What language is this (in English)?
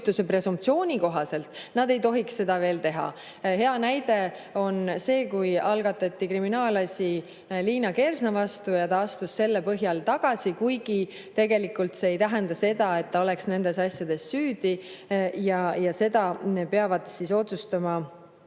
Estonian